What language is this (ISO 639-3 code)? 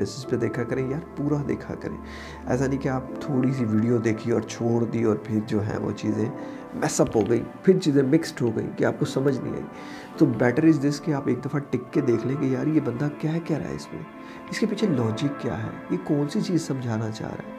urd